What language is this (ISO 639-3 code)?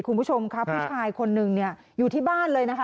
tha